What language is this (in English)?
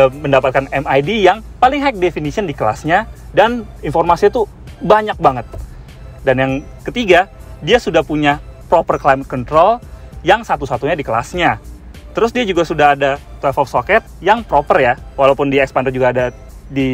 Indonesian